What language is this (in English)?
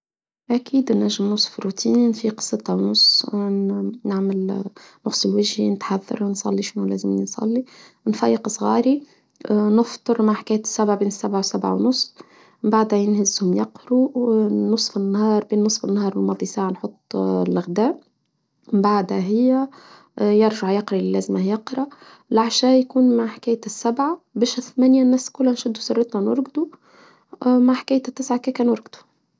Tunisian Arabic